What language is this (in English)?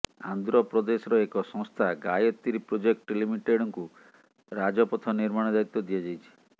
Odia